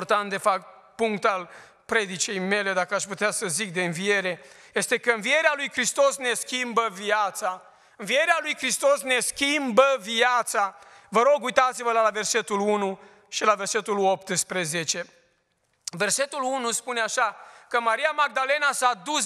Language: Romanian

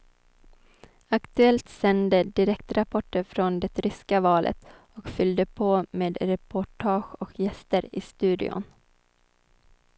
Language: Swedish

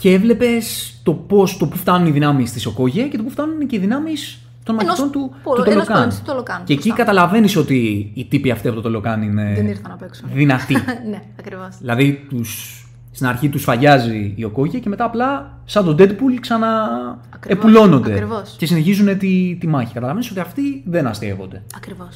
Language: Greek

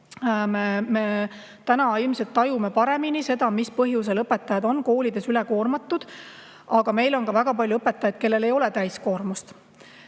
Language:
Estonian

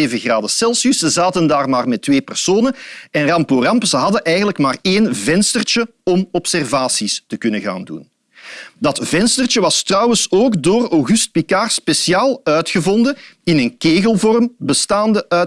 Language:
Dutch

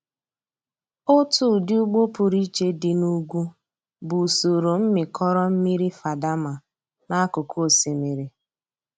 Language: Igbo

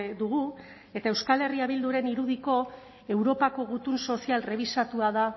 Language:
Basque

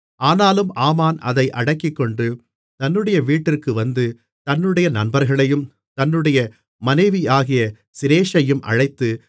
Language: Tamil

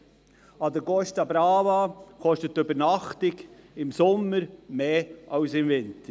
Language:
Swiss German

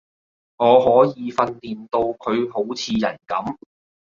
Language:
Cantonese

